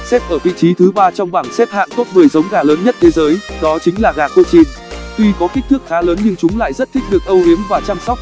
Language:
Vietnamese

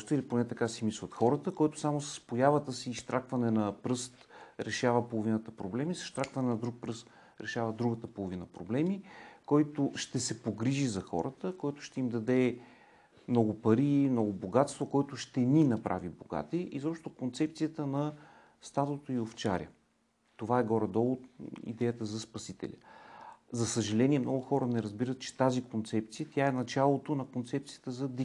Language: Bulgarian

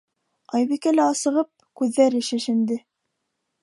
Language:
Bashkir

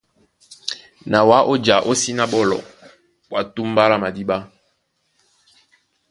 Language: Duala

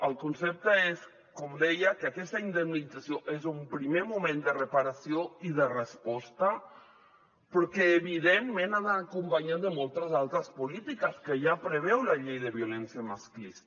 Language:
Catalan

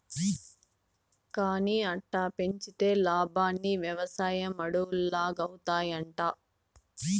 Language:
Telugu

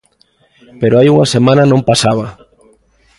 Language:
Galician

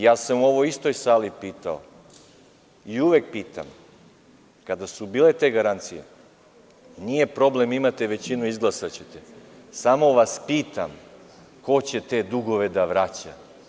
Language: Serbian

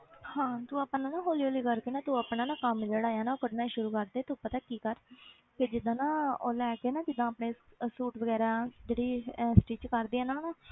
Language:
Punjabi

